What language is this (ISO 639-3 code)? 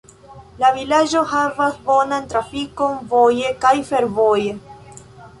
epo